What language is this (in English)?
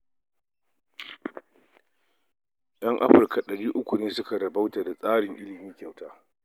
Hausa